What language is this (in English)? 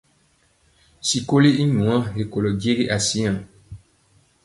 Mpiemo